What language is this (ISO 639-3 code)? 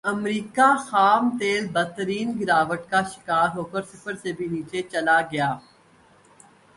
urd